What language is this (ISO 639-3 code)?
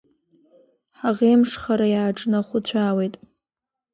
abk